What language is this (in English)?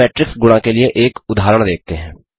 Hindi